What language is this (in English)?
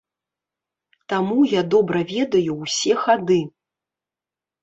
Belarusian